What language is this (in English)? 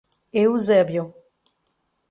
Portuguese